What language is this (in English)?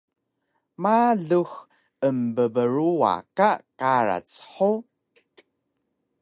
Taroko